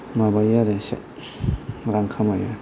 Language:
Bodo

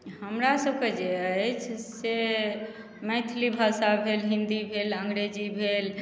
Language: Maithili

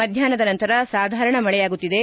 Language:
Kannada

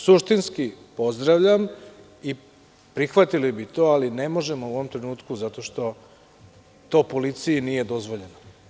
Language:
Serbian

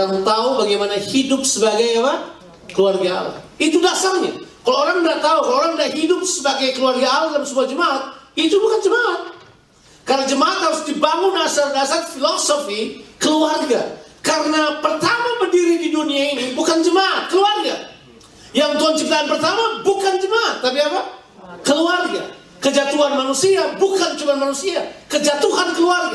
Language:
Indonesian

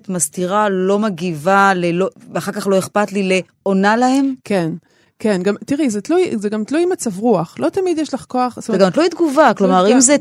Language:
Hebrew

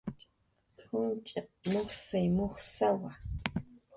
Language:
Jaqaru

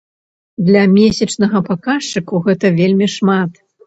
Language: Belarusian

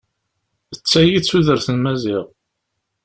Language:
Kabyle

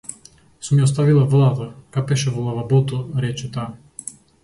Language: Macedonian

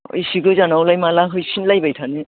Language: Bodo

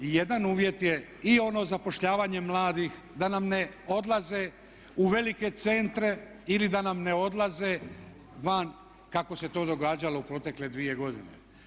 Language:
Croatian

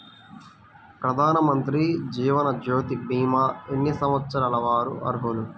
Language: Telugu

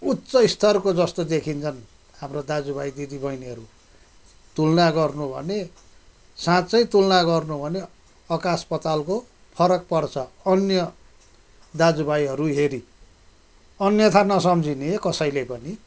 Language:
Nepali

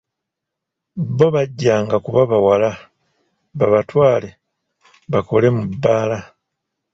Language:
Ganda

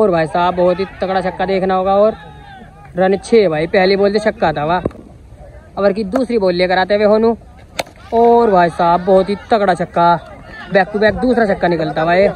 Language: Hindi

